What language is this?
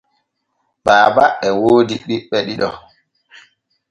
Borgu Fulfulde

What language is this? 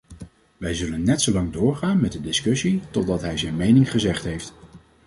Dutch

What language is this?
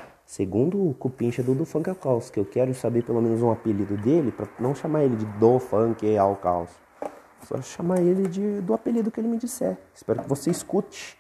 Portuguese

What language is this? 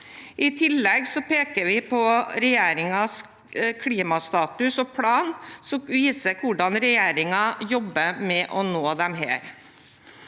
Norwegian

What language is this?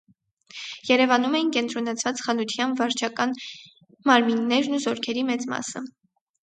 Armenian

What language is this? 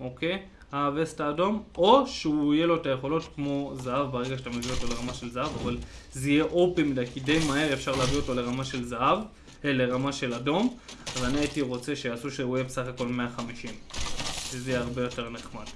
Hebrew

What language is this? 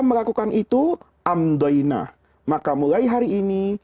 Indonesian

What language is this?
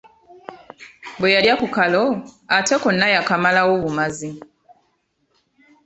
Ganda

